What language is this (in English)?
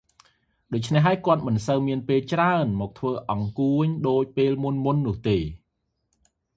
Khmer